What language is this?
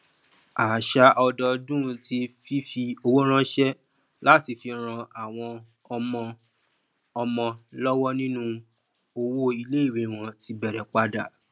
Yoruba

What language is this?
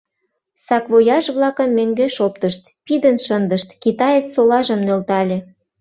Mari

